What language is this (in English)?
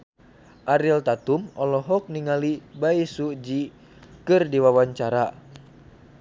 Sundanese